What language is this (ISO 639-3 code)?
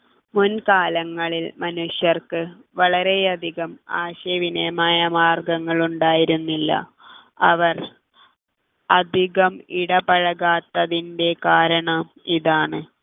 mal